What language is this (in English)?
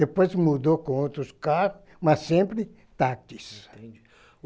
Portuguese